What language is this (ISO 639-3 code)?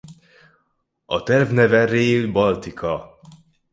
hun